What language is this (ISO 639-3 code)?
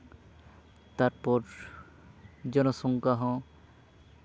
sat